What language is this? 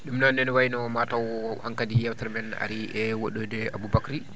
Fula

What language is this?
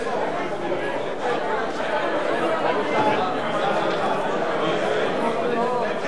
Hebrew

